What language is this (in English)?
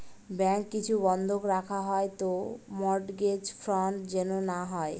Bangla